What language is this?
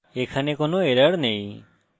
Bangla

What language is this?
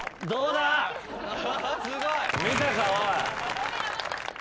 Japanese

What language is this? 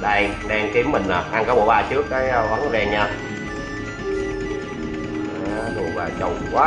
Vietnamese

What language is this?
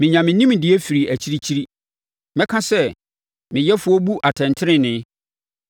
Akan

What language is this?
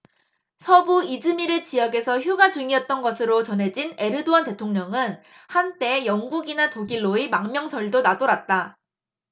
Korean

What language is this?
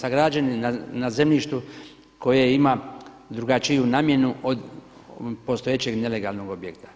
Croatian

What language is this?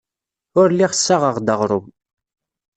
Kabyle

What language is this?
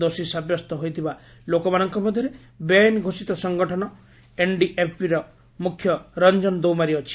Odia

